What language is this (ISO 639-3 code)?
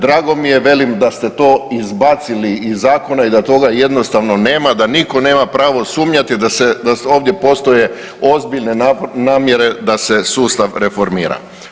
hrv